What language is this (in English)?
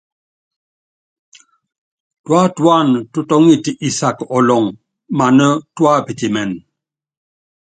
Yangben